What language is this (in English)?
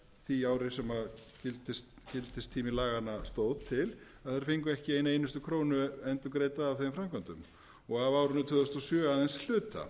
Icelandic